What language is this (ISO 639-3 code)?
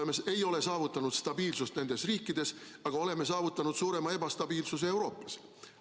est